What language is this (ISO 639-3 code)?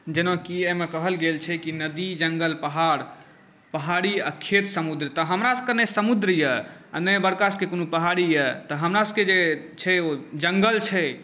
mai